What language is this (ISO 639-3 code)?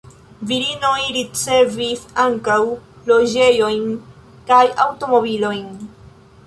epo